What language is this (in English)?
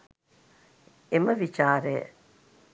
Sinhala